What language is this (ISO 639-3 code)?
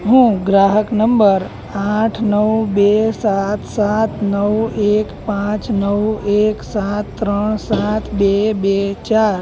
guj